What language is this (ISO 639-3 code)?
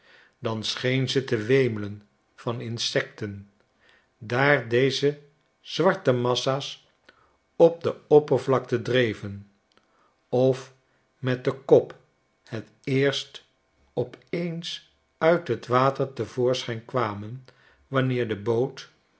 nld